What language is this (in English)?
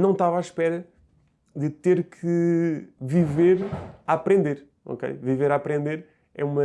Portuguese